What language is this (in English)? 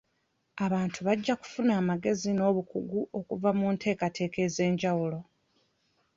Ganda